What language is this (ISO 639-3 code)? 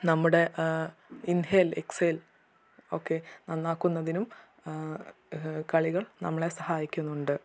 mal